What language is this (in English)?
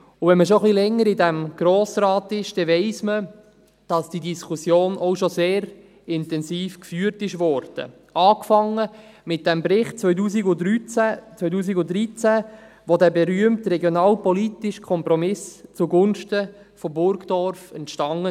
Swiss German